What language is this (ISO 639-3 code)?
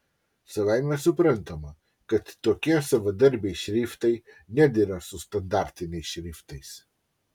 lit